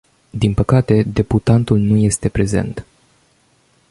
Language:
Romanian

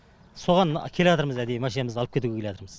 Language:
Kazakh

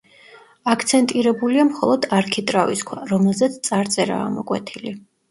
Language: Georgian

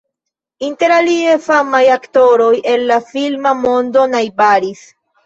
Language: Esperanto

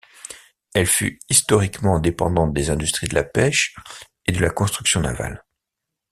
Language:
French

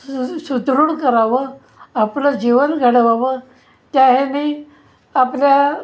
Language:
Marathi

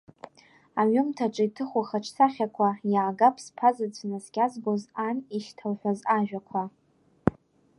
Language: Abkhazian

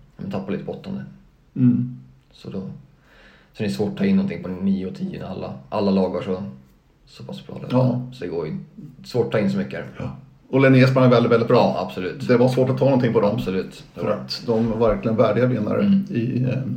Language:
Swedish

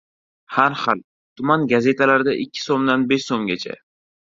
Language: Uzbek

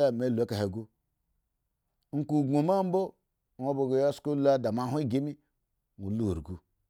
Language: Eggon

